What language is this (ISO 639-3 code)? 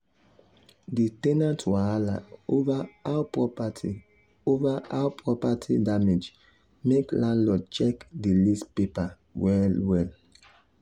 pcm